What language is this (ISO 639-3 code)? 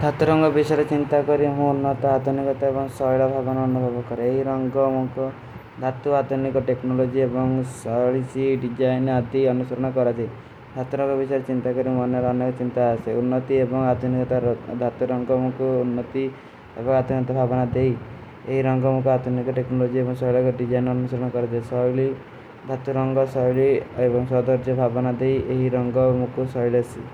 uki